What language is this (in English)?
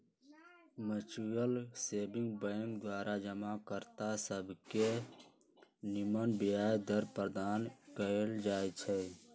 Magahi